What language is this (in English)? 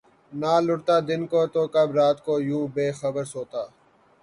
Urdu